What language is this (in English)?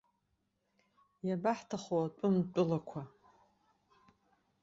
Abkhazian